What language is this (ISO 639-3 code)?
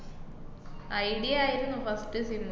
mal